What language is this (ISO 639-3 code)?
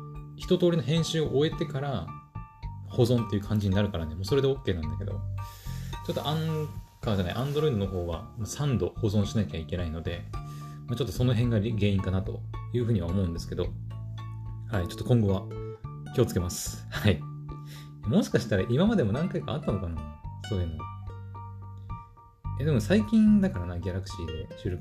jpn